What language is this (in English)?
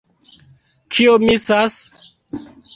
Esperanto